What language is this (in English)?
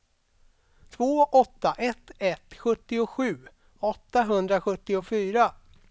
Swedish